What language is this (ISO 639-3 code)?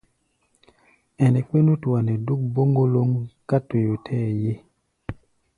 gba